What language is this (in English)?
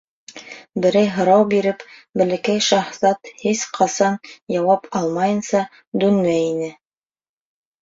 Bashkir